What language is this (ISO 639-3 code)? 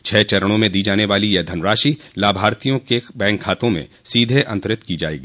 hin